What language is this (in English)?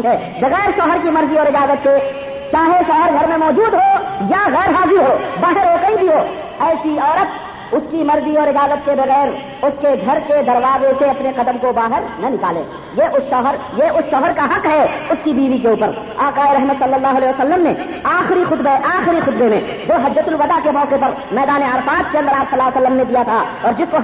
Urdu